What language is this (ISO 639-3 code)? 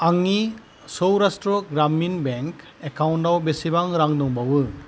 brx